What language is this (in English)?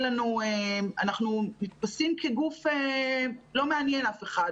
Hebrew